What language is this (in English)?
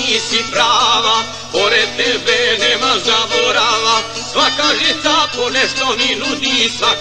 Romanian